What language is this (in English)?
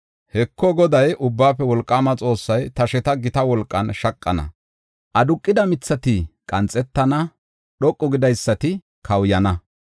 Gofa